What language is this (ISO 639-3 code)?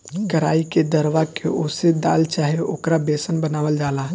bho